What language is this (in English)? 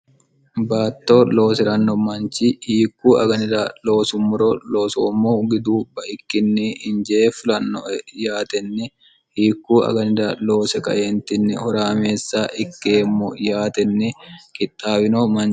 Sidamo